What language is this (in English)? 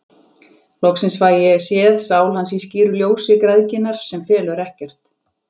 Icelandic